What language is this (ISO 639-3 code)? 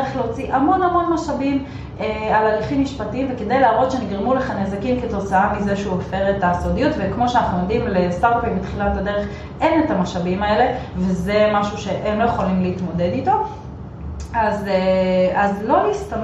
heb